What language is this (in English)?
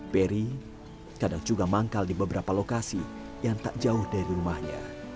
Indonesian